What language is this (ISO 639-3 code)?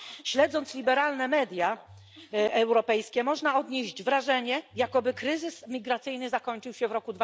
pol